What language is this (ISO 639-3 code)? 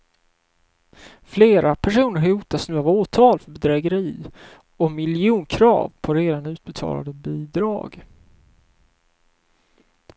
swe